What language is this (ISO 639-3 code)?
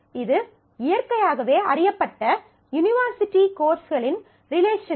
tam